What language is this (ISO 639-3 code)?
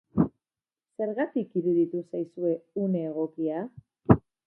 eus